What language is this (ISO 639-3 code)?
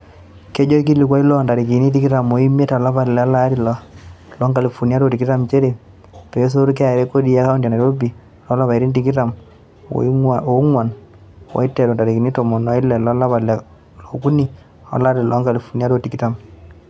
mas